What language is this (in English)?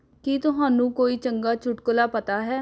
Punjabi